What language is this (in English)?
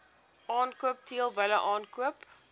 Afrikaans